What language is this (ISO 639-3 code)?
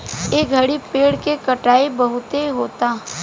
bho